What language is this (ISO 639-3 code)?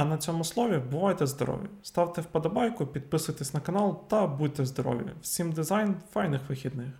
ukr